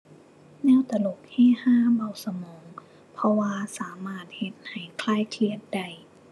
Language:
Thai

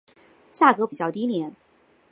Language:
Chinese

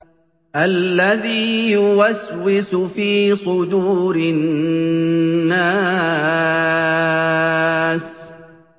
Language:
Arabic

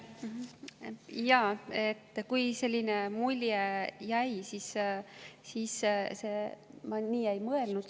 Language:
Estonian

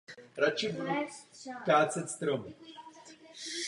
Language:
Czech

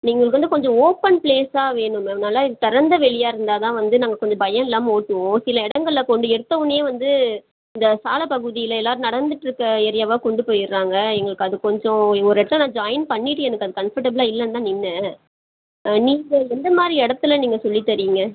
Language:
Tamil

